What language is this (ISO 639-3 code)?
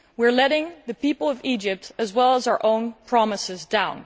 eng